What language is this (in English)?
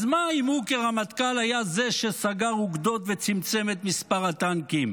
Hebrew